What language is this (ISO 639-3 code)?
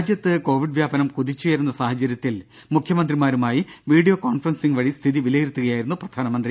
mal